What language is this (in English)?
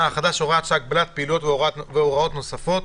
Hebrew